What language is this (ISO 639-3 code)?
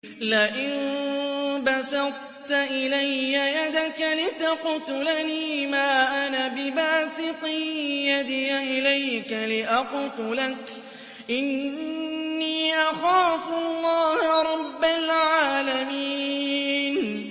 ara